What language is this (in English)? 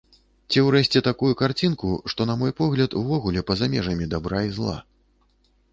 Belarusian